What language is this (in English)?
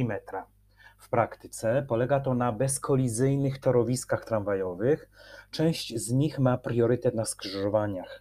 Polish